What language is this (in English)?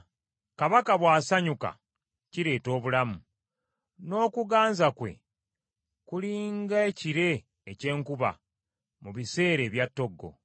Ganda